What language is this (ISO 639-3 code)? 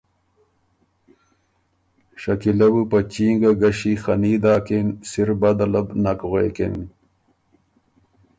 oru